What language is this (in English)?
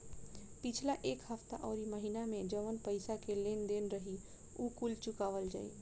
Bhojpuri